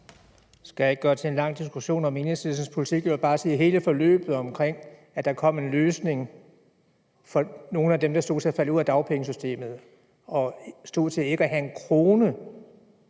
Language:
Danish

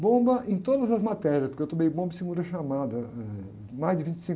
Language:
Portuguese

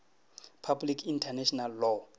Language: Northern Sotho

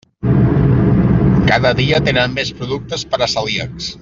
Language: Catalan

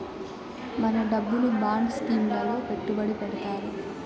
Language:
Telugu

